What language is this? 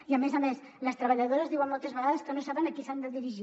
Catalan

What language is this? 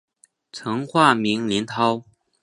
Chinese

